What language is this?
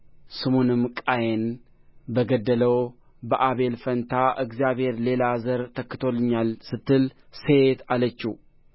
Amharic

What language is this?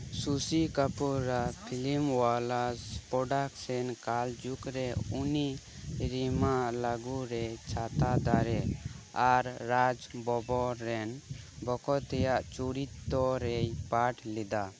Santali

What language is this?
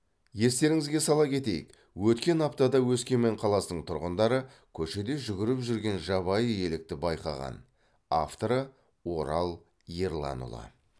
Kazakh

